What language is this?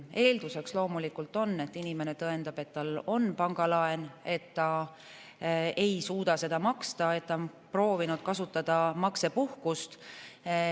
Estonian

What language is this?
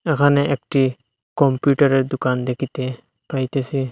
Bangla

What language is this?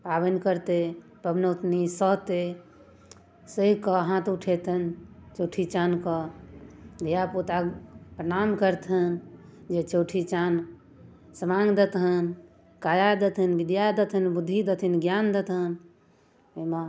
Maithili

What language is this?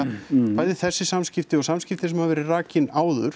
Icelandic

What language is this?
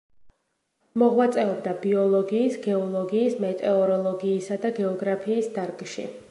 Georgian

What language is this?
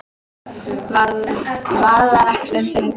Icelandic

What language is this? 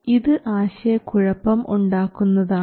Malayalam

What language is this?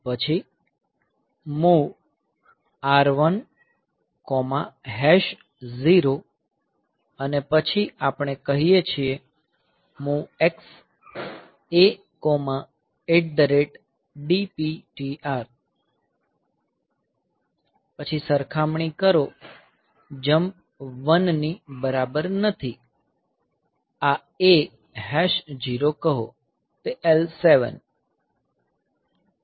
Gujarati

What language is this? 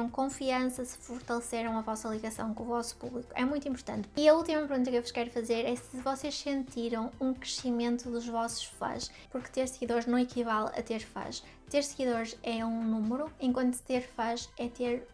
Portuguese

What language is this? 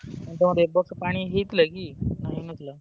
Odia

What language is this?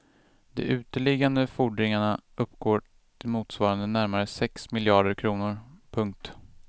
Swedish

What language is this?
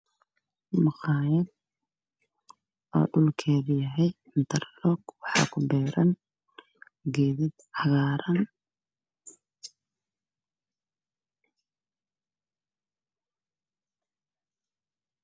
Somali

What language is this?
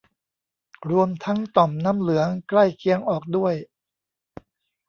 Thai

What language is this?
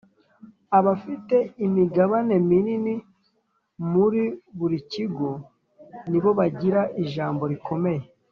Kinyarwanda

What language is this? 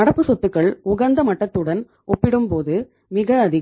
Tamil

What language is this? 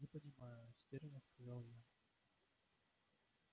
Russian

